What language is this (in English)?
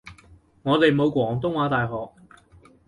Cantonese